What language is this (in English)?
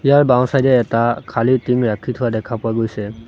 Assamese